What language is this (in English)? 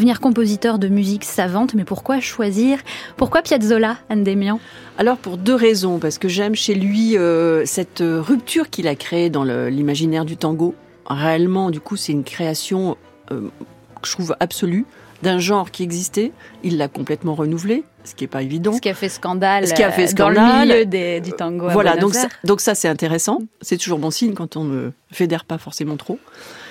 French